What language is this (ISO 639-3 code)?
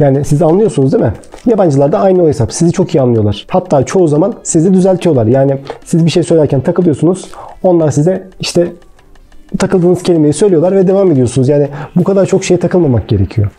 tur